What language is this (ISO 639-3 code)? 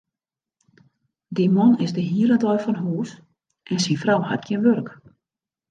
fry